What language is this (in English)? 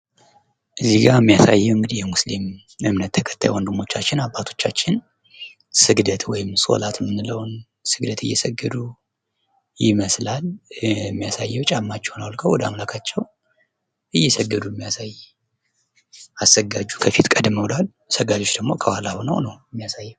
Amharic